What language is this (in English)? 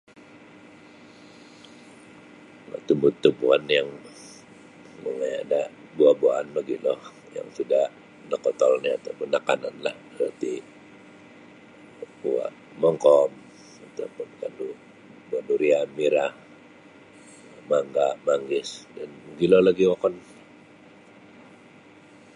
Sabah Bisaya